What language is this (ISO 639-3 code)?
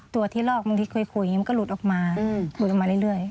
tha